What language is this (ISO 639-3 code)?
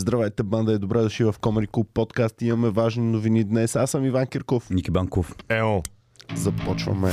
bul